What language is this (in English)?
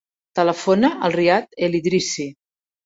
Catalan